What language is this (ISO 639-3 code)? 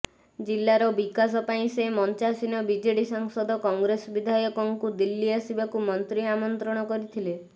ori